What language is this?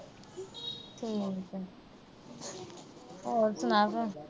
Punjabi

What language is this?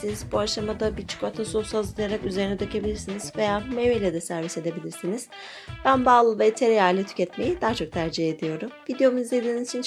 Turkish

